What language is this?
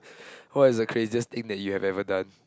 English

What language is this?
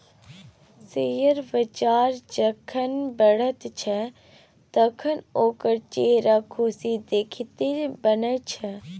Maithili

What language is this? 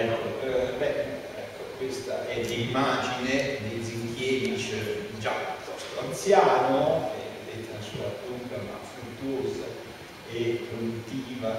Italian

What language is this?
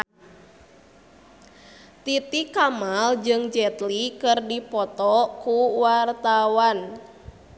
Sundanese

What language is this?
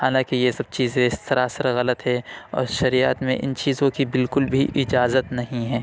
Urdu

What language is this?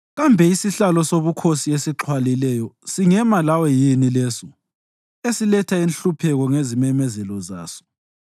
North Ndebele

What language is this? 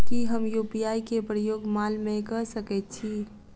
Maithili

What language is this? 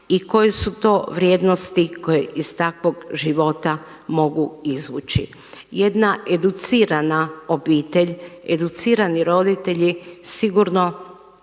Croatian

